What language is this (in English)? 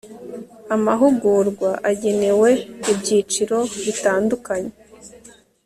Kinyarwanda